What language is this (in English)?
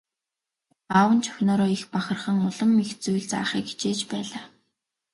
Mongolian